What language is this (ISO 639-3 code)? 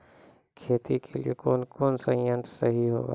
mai